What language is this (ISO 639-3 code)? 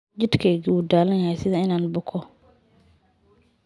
som